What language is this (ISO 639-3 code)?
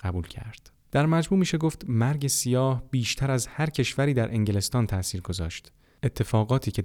fas